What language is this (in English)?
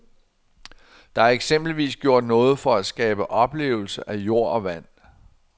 Danish